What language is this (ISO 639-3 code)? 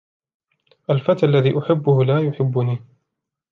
ara